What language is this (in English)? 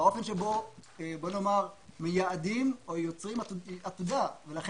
Hebrew